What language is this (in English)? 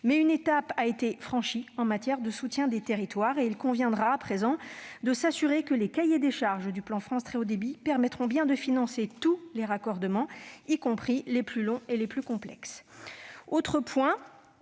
French